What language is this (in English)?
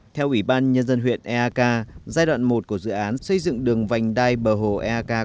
Vietnamese